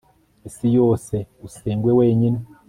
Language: Kinyarwanda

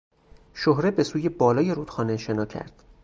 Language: Persian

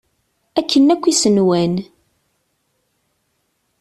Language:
Kabyle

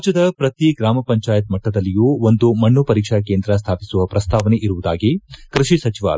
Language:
Kannada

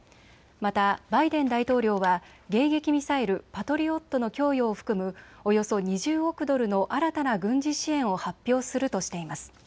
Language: Japanese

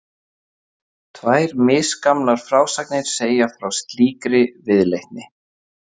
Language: Icelandic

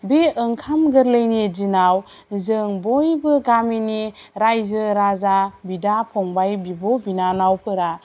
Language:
Bodo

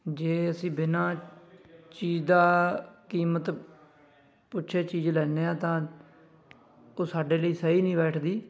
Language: Punjabi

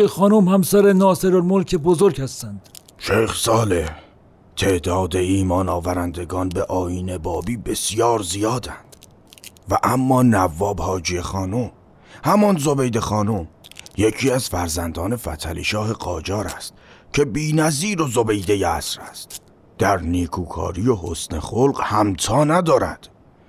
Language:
Persian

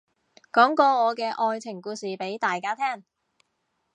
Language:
Cantonese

